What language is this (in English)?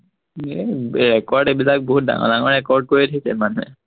Assamese